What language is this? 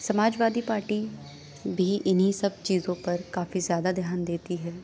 Urdu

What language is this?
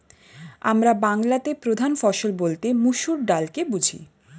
Bangla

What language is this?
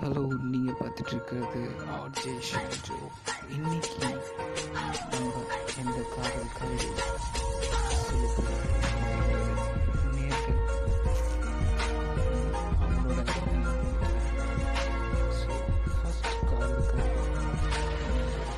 Tamil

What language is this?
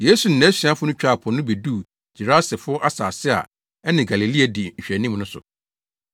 Akan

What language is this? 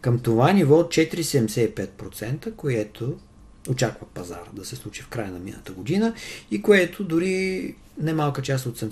Bulgarian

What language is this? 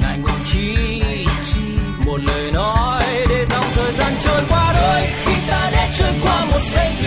Vietnamese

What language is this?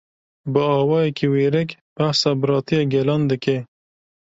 Kurdish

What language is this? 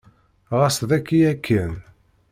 Kabyle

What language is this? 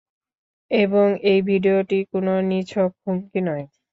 Bangla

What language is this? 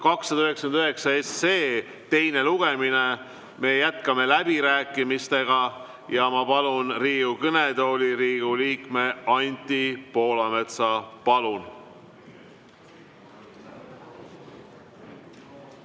Estonian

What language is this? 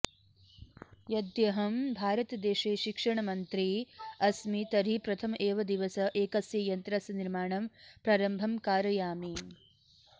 Sanskrit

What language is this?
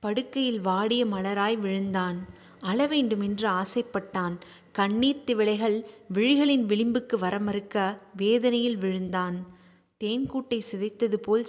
Tamil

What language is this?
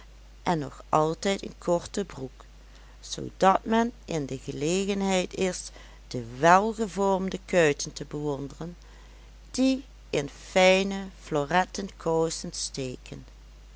Dutch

